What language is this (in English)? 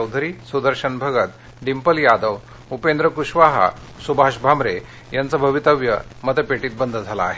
Marathi